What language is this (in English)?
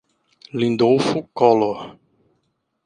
Portuguese